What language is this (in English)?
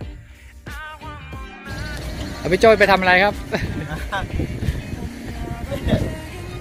Thai